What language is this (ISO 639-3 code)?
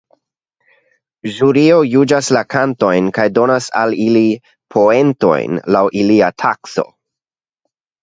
epo